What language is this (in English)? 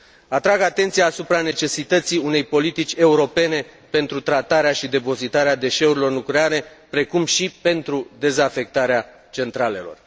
Romanian